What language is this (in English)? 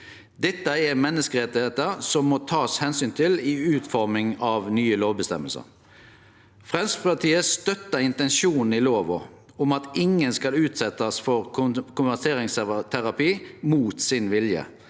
Norwegian